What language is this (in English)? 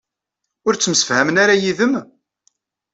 Kabyle